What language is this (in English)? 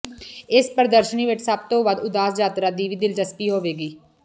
Punjabi